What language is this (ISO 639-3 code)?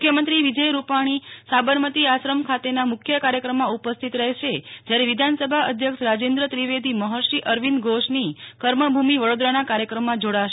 guj